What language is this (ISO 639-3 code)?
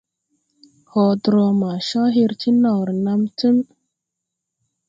tui